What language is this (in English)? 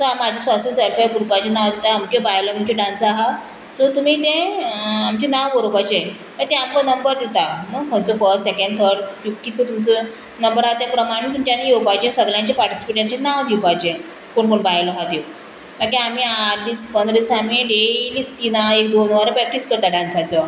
Konkani